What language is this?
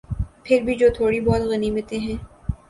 Urdu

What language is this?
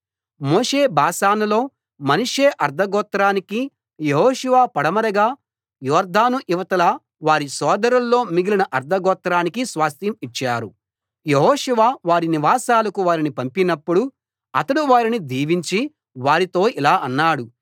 Telugu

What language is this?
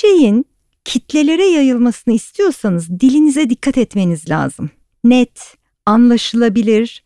Turkish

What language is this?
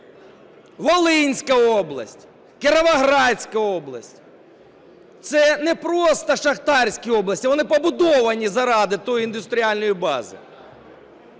Ukrainian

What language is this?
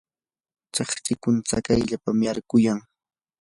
Yanahuanca Pasco Quechua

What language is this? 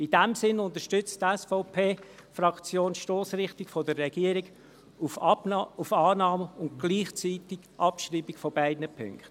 Swiss German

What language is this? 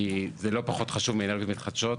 Hebrew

